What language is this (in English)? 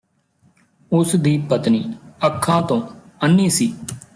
Punjabi